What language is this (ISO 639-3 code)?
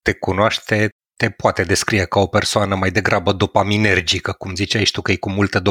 ron